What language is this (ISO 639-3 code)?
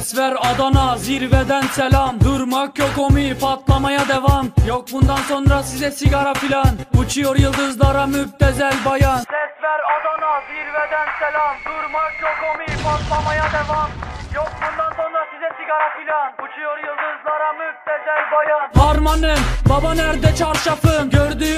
tur